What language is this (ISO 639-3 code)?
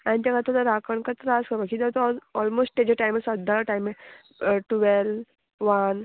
kok